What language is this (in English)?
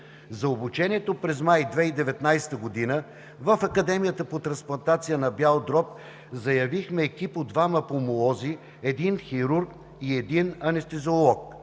Bulgarian